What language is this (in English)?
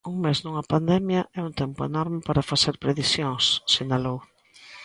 Galician